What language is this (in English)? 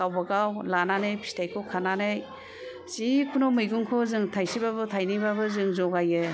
Bodo